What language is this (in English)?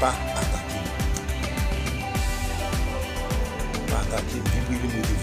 French